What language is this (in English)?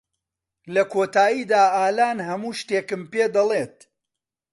Central Kurdish